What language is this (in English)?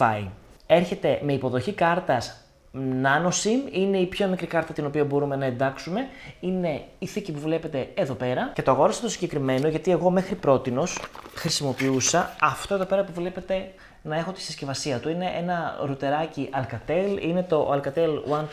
Greek